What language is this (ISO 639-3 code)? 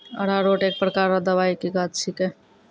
mai